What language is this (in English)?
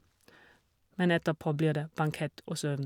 Norwegian